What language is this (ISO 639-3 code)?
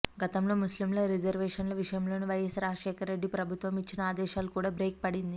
tel